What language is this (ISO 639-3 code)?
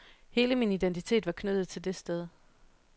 dan